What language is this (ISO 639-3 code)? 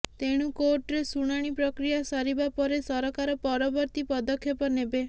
ori